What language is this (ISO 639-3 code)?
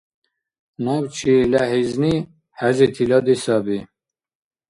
dar